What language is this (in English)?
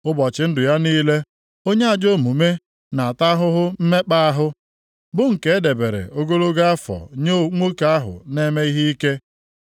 Igbo